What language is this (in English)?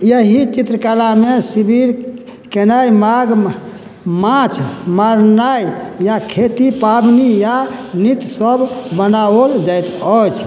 Maithili